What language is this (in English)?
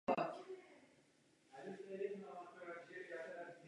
Czech